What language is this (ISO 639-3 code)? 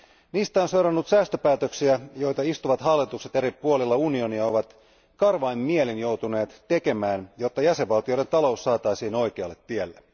fin